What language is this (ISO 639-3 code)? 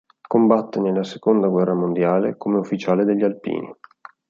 ita